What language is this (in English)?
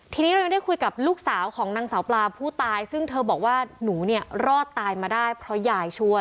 Thai